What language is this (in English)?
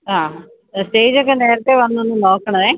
Malayalam